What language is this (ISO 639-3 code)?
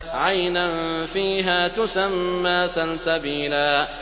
ara